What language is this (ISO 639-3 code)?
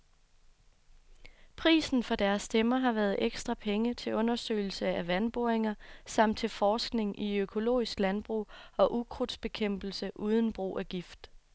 dan